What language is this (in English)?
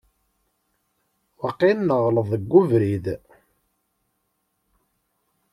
Kabyle